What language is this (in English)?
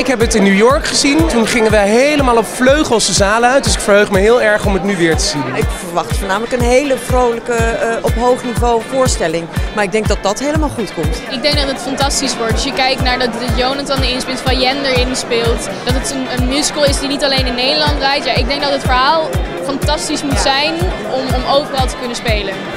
Dutch